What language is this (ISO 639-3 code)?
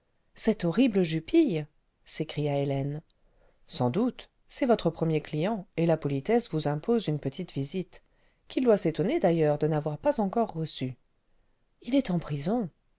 fra